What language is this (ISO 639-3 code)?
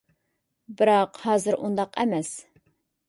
uig